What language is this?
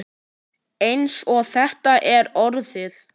Icelandic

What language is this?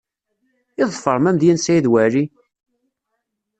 Kabyle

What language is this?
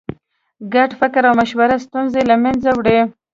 Pashto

